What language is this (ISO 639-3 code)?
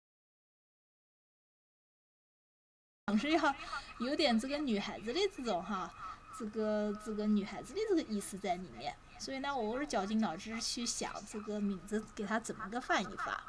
zho